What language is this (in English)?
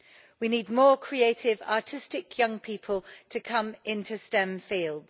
English